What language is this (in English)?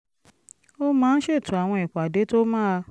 Yoruba